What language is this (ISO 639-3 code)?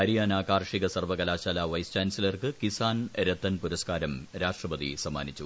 mal